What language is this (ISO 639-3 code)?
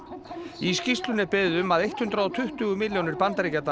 isl